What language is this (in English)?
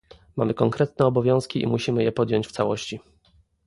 Polish